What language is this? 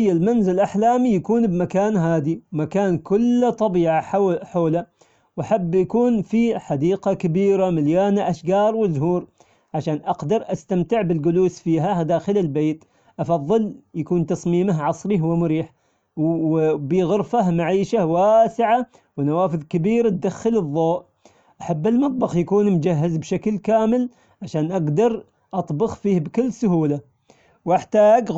Omani Arabic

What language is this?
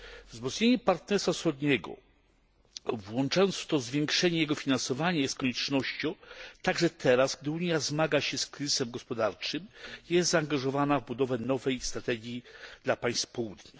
Polish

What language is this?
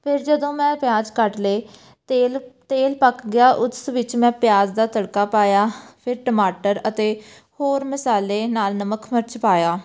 Punjabi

